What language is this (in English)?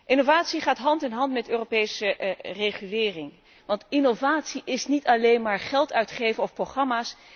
Dutch